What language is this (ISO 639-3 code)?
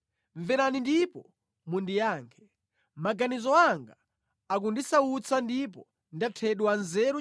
nya